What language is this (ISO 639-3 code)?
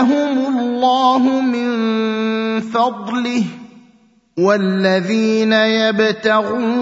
ara